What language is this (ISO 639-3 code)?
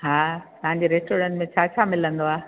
snd